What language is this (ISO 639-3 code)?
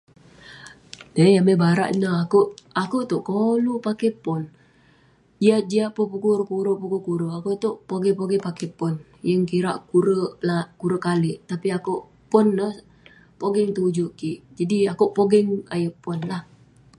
pne